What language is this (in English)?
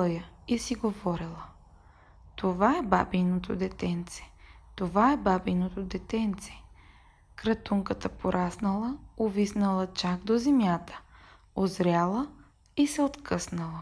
Bulgarian